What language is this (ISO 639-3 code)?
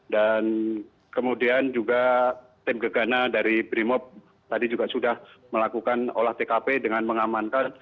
ind